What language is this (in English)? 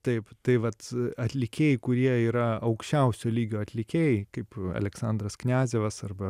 Lithuanian